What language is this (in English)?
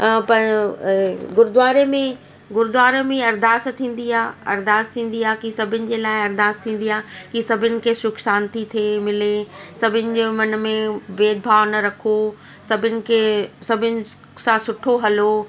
Sindhi